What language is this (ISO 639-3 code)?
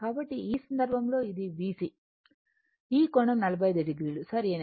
tel